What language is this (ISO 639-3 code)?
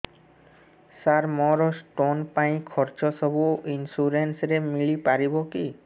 ori